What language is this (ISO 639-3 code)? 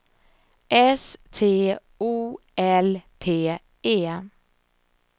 swe